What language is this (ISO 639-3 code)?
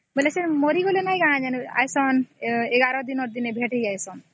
ori